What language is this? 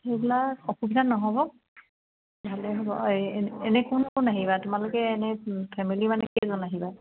Assamese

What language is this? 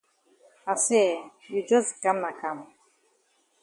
Cameroon Pidgin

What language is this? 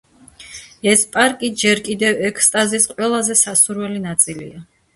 Georgian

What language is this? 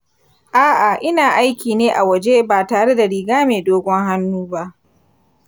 Hausa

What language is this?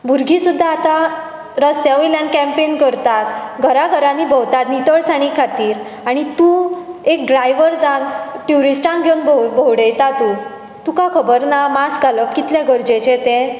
Konkani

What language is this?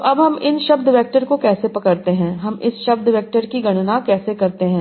Hindi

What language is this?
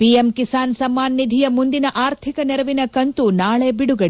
Kannada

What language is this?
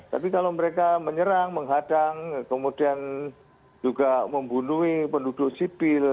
Indonesian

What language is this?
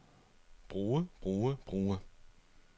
Danish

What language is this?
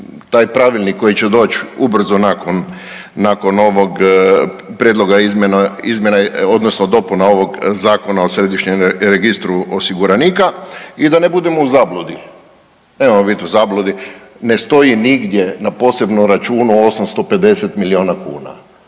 Croatian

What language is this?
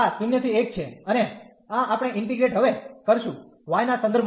Gujarati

